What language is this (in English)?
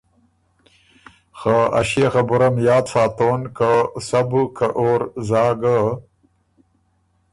Ormuri